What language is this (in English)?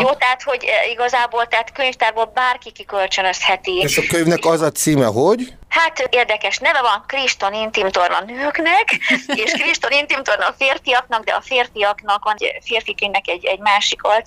Hungarian